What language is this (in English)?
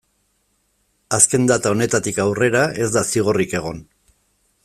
Basque